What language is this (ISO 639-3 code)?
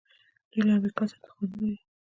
pus